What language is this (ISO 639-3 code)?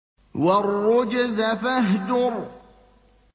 ara